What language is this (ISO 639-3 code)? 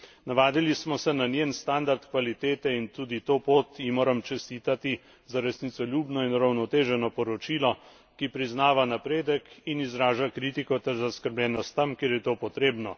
slv